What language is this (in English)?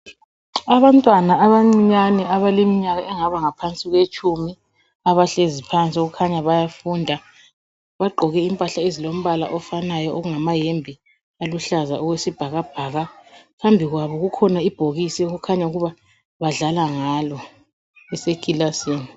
North Ndebele